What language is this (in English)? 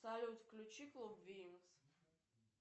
Russian